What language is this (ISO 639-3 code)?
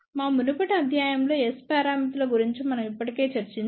tel